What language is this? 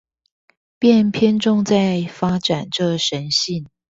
Chinese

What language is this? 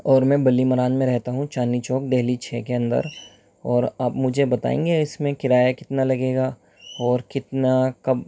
Urdu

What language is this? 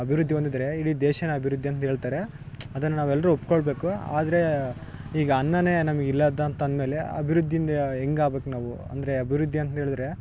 Kannada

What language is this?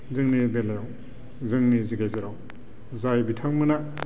Bodo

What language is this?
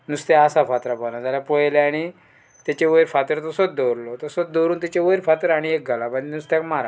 Konkani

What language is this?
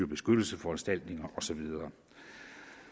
Danish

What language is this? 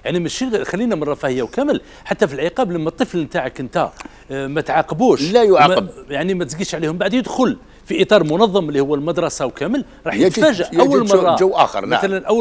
Arabic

